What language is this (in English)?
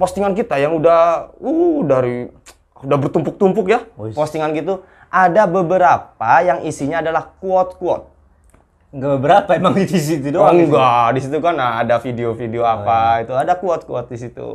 Indonesian